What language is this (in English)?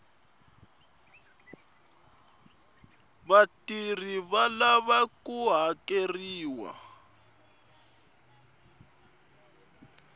Tsonga